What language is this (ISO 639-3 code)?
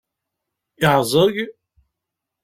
kab